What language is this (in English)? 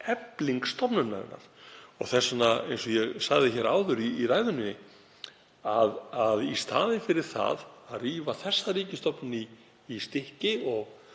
Icelandic